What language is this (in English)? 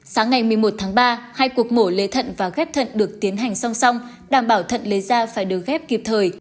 Vietnamese